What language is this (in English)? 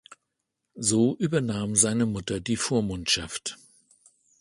German